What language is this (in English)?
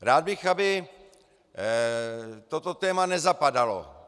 Czech